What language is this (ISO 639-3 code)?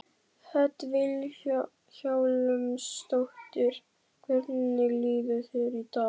isl